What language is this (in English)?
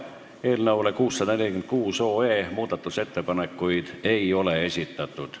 Estonian